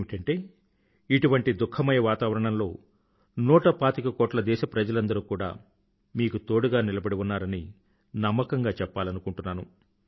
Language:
Telugu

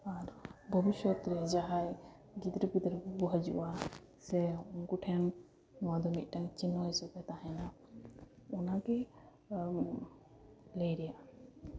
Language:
Santali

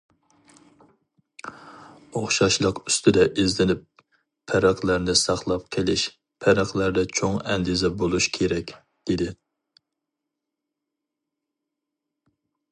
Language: Uyghur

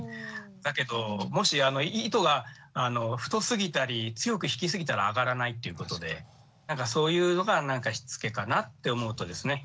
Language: Japanese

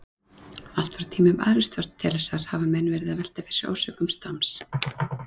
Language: Icelandic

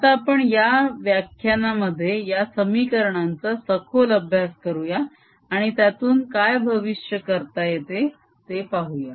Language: Marathi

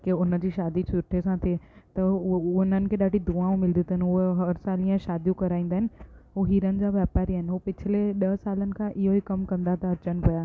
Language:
Sindhi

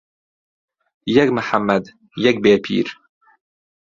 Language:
Central Kurdish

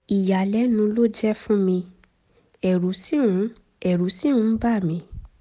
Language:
Yoruba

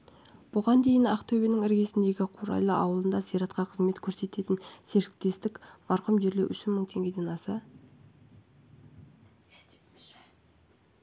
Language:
Kazakh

